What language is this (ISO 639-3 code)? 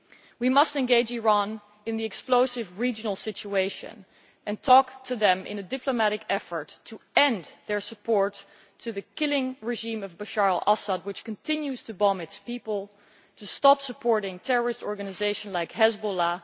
eng